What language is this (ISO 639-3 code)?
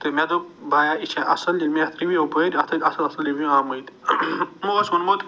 kas